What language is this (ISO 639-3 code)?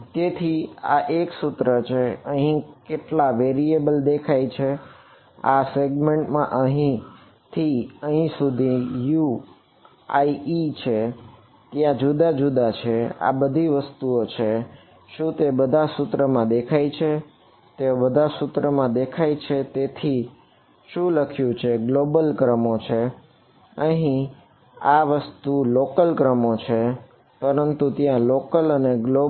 guj